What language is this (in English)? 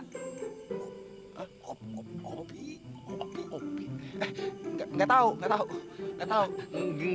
Indonesian